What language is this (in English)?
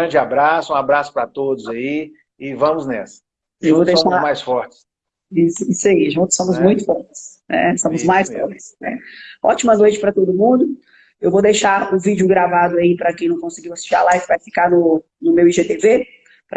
Portuguese